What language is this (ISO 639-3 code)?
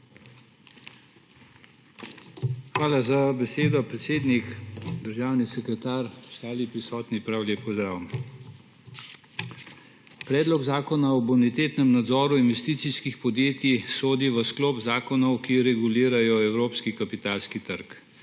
slv